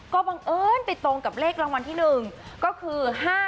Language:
Thai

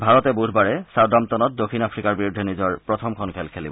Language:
Assamese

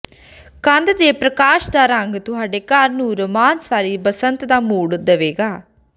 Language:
Punjabi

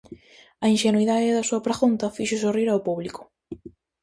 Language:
Galician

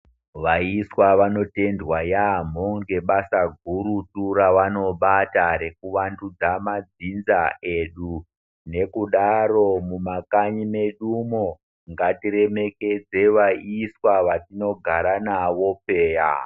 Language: Ndau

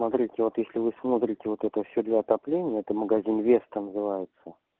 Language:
Russian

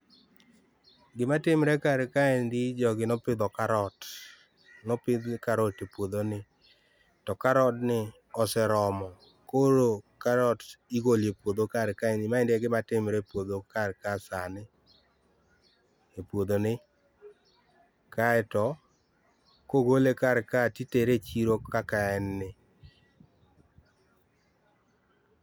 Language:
Luo (Kenya and Tanzania)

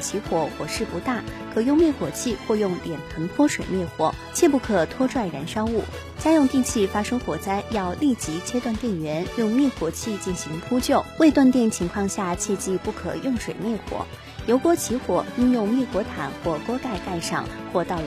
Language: Chinese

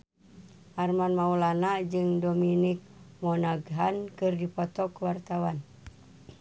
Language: Sundanese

